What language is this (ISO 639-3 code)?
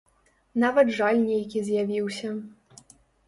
bel